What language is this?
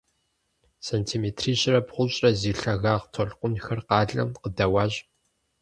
Kabardian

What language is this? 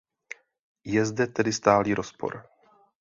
Czech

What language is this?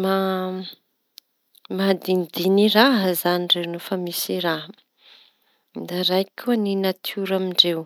Tanosy Malagasy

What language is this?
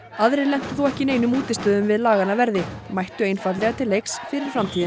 Icelandic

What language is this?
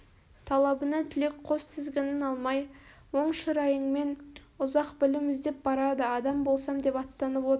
Kazakh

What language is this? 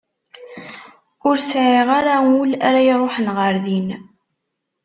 Kabyle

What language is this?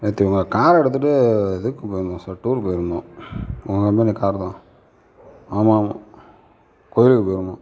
Tamil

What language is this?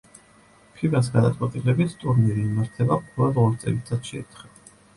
Georgian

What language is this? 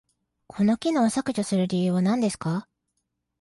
Japanese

